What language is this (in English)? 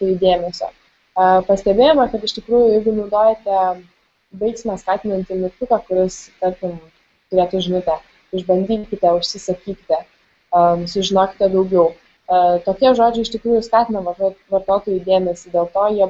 Lithuanian